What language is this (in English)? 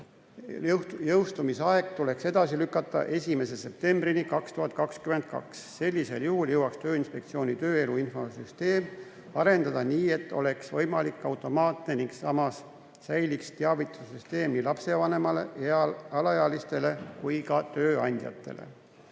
Estonian